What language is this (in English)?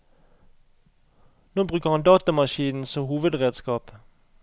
Norwegian